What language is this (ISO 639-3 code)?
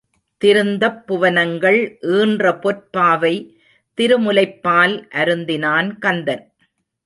tam